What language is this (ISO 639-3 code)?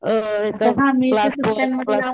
mar